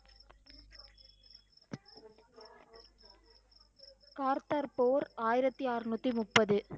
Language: Tamil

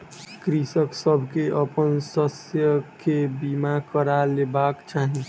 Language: Maithili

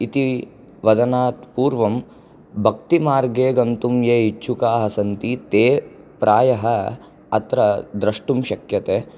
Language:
Sanskrit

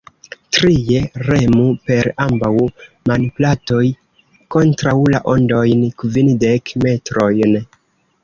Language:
Esperanto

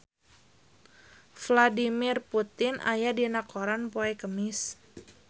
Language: Sundanese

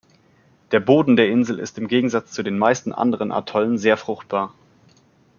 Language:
German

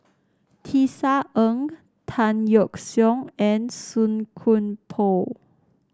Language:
English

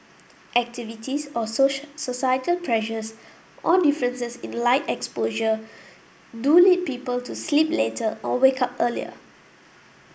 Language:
English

